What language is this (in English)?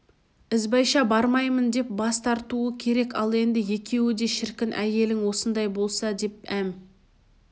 Kazakh